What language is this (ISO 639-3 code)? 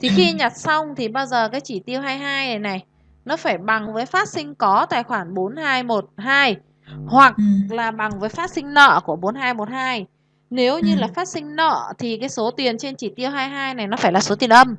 vie